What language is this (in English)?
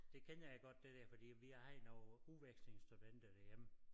Danish